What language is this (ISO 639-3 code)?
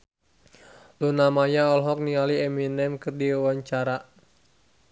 sun